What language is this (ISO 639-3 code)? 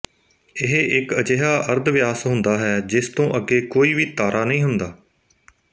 pan